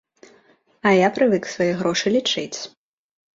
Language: Belarusian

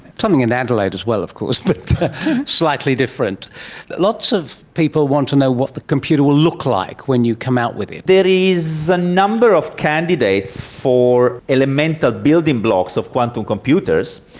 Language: English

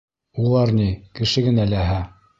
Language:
Bashkir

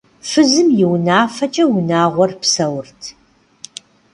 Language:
Kabardian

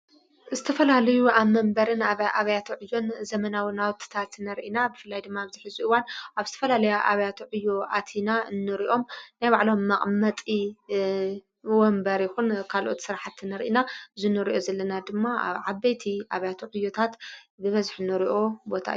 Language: Tigrinya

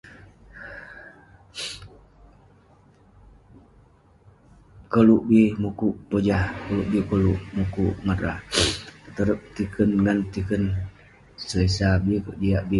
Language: Western Penan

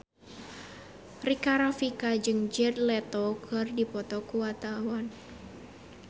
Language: Sundanese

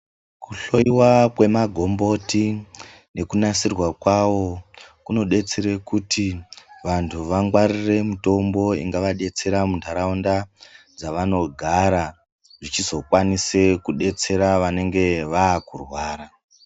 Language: Ndau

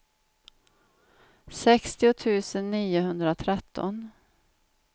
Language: Swedish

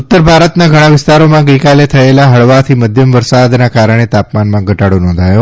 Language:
Gujarati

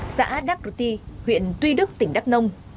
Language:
Vietnamese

